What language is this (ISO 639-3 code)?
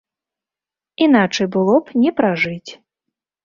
bel